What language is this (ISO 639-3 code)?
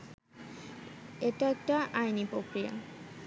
ben